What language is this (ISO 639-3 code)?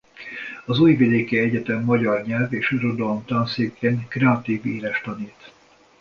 hun